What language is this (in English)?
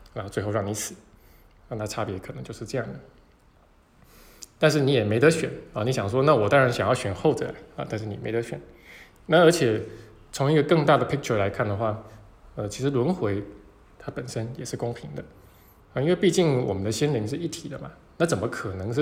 Chinese